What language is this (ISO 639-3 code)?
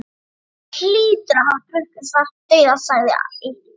isl